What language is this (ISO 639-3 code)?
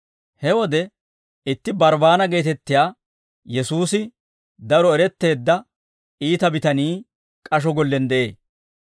dwr